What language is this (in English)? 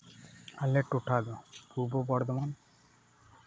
Santali